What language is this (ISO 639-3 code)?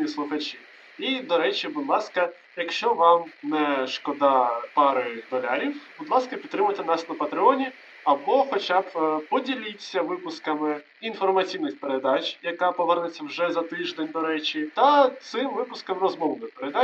ukr